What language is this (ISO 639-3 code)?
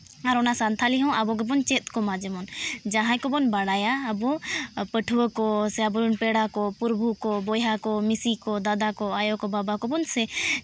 sat